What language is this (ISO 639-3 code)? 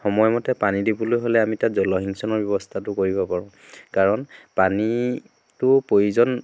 asm